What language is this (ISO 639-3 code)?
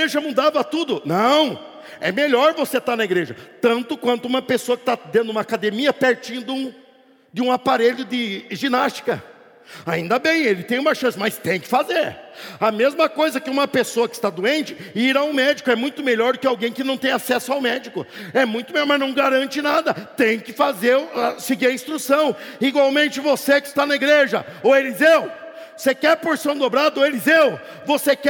por